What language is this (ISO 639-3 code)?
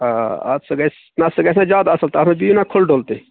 kas